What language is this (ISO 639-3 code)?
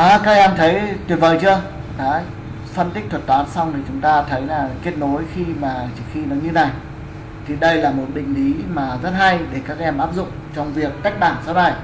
vie